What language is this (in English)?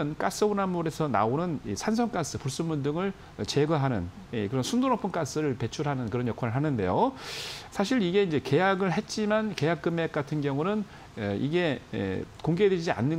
Korean